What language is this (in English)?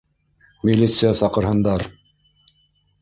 Bashkir